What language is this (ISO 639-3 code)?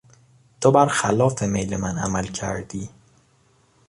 fas